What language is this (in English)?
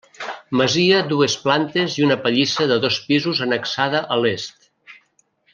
Catalan